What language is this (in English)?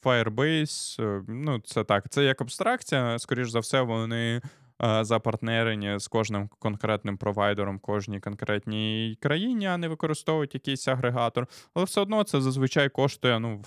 Ukrainian